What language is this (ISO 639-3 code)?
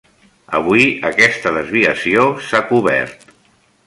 cat